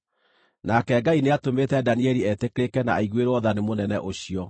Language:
Kikuyu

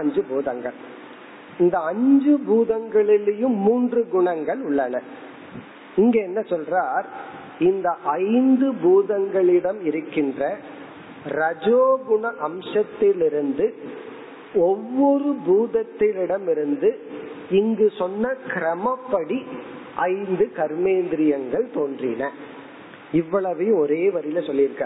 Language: Tamil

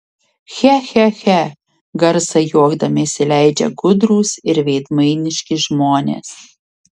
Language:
Lithuanian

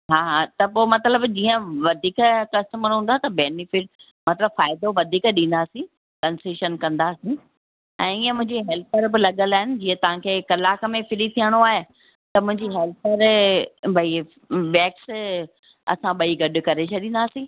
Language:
Sindhi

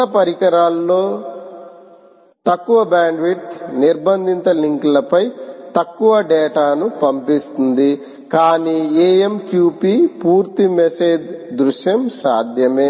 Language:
Telugu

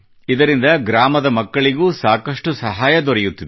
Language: Kannada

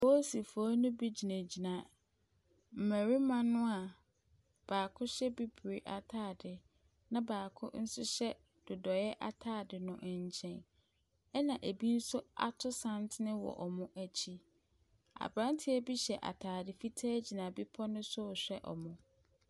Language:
Akan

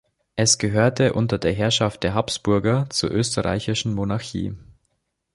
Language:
German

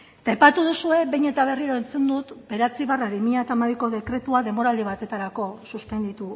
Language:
Basque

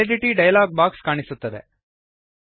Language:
Kannada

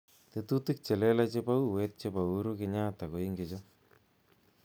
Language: Kalenjin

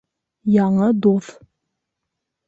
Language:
Bashkir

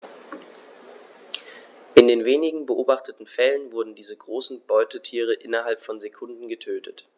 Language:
German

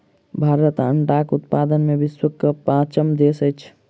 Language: Maithili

